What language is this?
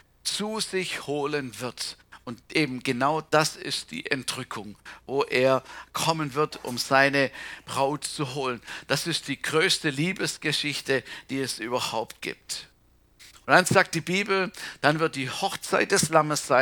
German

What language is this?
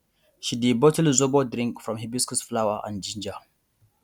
Nigerian Pidgin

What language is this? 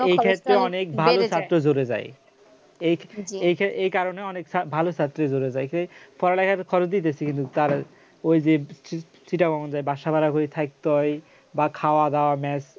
Bangla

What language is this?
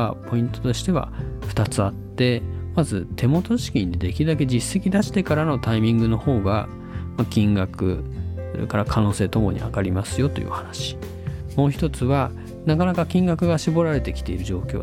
Japanese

